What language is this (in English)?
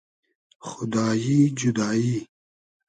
Hazaragi